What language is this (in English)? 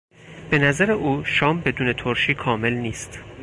Persian